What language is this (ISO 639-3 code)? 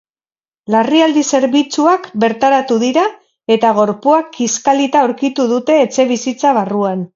eus